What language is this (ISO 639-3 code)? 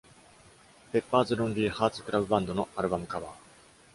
jpn